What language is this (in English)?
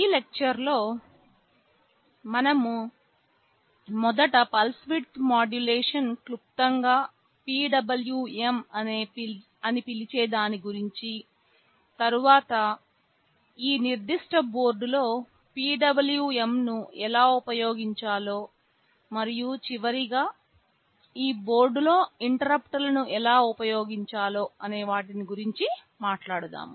Telugu